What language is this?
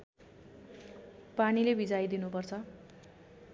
Nepali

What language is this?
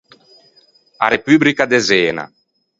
Ligurian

